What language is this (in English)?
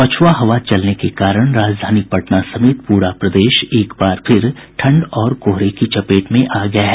Hindi